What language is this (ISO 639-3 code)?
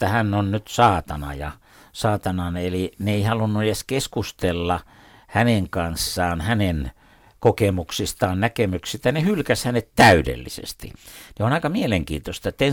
fin